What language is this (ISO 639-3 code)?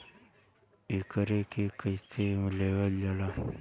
bho